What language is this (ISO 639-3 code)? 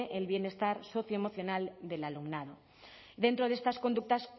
spa